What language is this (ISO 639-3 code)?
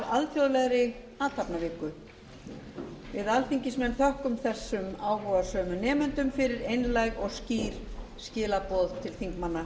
isl